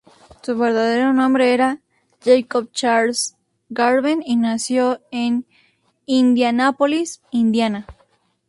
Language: Spanish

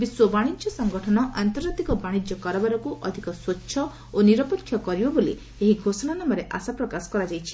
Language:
Odia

